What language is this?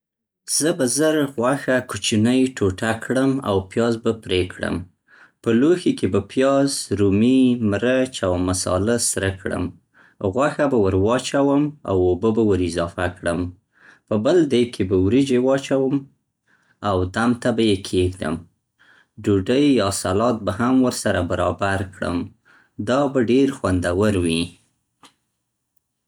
Central Pashto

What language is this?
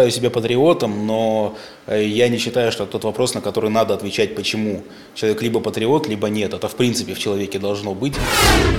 Russian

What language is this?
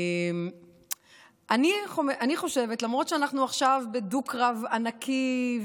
Hebrew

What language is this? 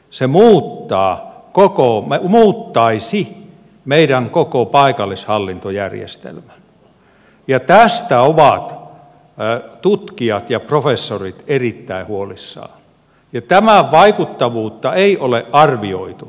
Finnish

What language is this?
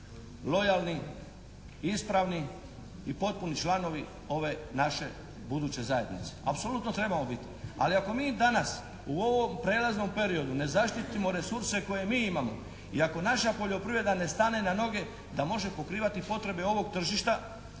Croatian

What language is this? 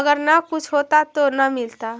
Magahi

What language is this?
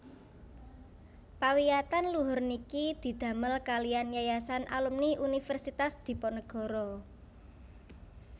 Javanese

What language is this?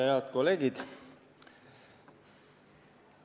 Estonian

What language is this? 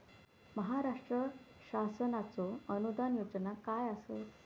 Marathi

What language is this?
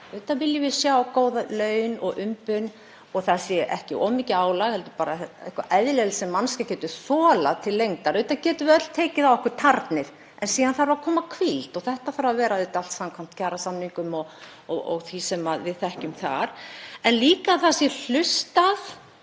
Icelandic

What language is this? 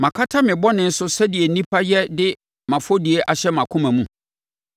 Akan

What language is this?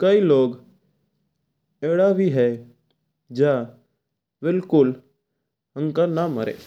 Mewari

